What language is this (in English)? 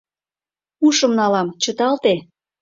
Mari